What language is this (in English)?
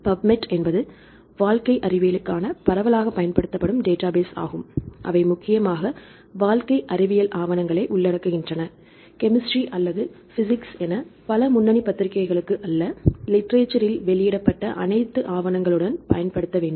Tamil